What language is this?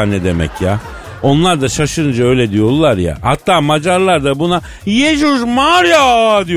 Turkish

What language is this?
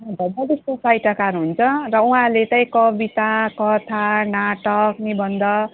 Nepali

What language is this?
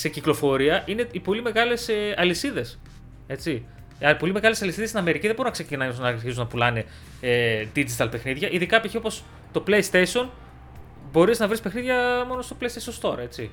Greek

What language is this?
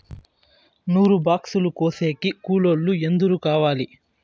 Telugu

